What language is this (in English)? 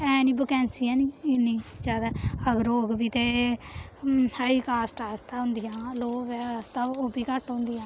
Dogri